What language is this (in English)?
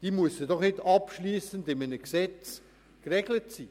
Swiss German